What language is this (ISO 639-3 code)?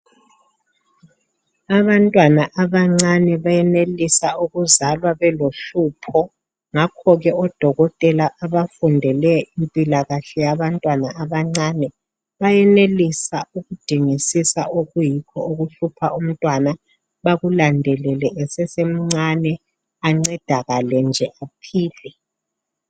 nde